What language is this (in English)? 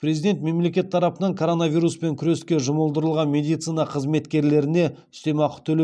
Kazakh